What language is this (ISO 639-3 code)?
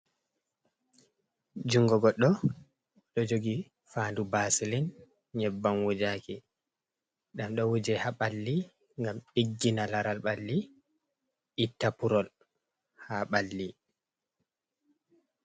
ful